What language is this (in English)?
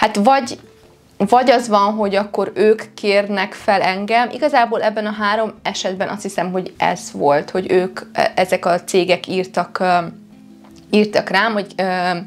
Hungarian